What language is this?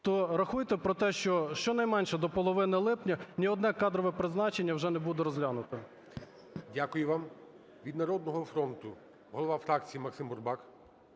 Ukrainian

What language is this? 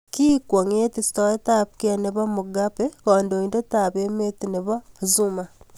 Kalenjin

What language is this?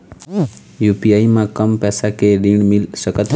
Chhattisgarhi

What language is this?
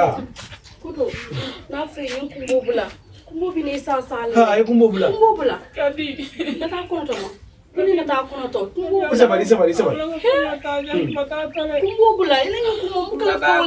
Indonesian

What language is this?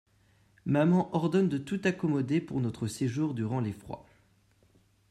French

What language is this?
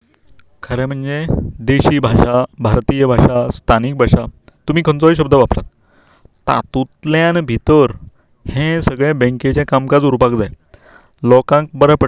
Konkani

